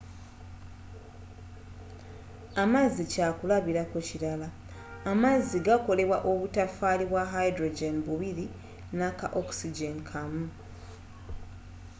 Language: Ganda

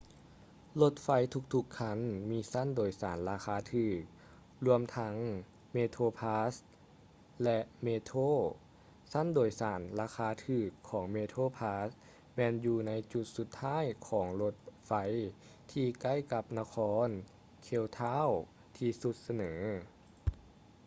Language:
Lao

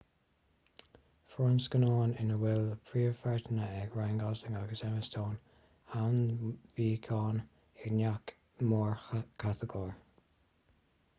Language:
Irish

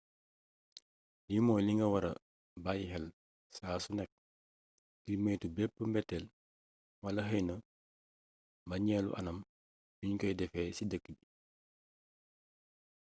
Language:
Wolof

